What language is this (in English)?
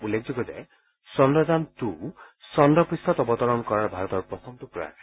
Assamese